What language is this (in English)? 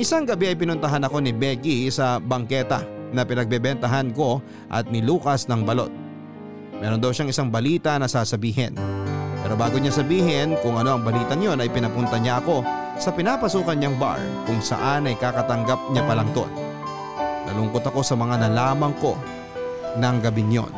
Filipino